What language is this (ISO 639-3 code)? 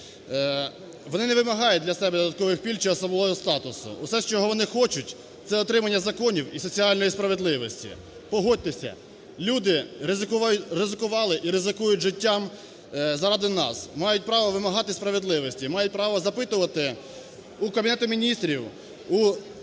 ukr